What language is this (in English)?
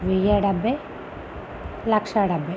Telugu